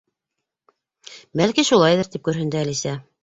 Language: Bashkir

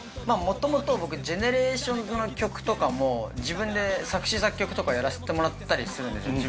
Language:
Japanese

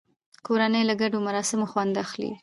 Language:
Pashto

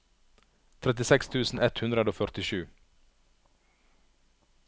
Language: Norwegian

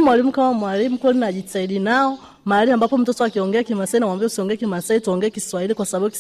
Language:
Swahili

